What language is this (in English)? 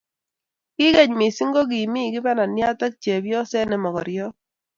Kalenjin